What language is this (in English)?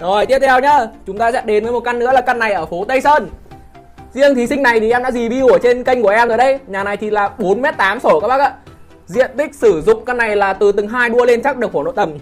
Vietnamese